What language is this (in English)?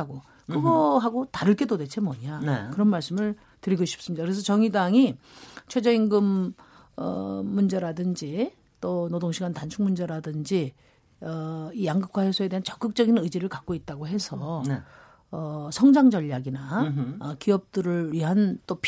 Korean